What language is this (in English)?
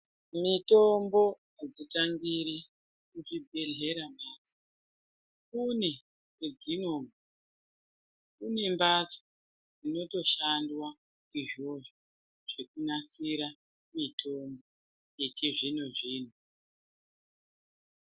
Ndau